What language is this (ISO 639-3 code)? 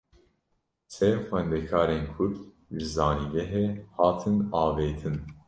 kur